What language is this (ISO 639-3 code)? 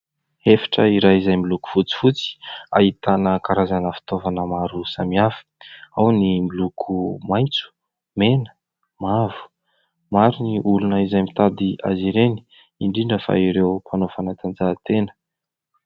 mlg